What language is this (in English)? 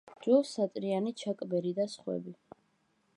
Georgian